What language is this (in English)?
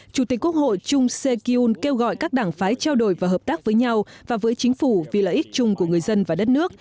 Vietnamese